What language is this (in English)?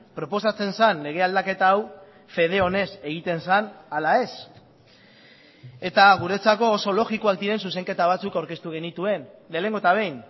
Basque